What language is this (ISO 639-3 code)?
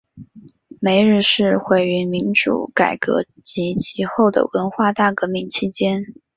zho